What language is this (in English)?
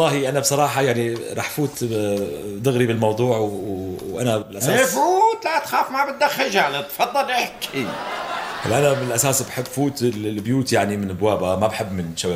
Arabic